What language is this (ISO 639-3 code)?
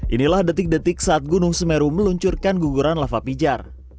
ind